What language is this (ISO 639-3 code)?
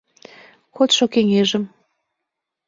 chm